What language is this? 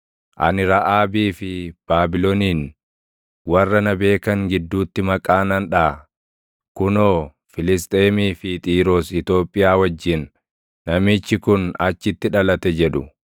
Oromo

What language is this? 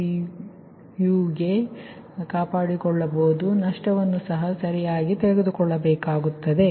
Kannada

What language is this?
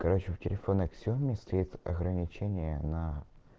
Russian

